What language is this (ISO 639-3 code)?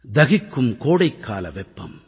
tam